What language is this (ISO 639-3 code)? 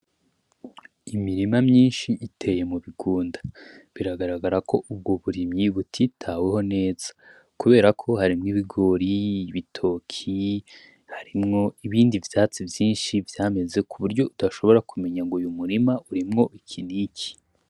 run